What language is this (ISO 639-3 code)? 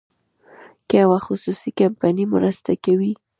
pus